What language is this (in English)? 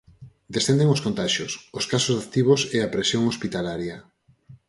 Galician